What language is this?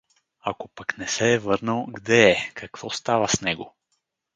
Bulgarian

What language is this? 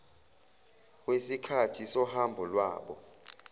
Zulu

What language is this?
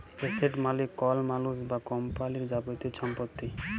Bangla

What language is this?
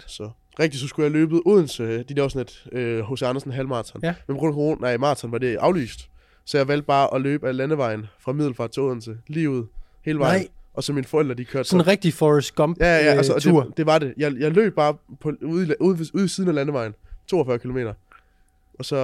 Danish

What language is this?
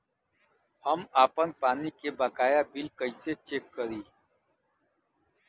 Bhojpuri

